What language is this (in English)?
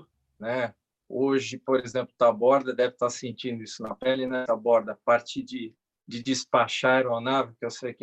Portuguese